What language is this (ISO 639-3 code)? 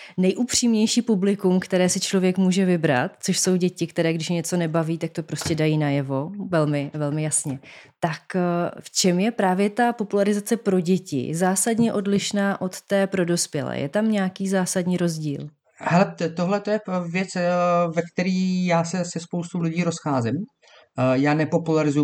ces